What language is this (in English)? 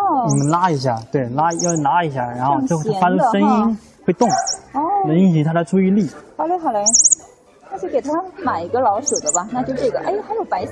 Chinese